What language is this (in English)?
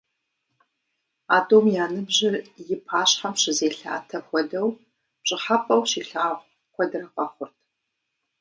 Kabardian